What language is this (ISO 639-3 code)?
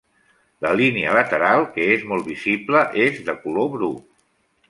cat